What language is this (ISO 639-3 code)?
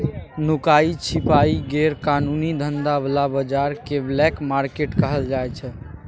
mai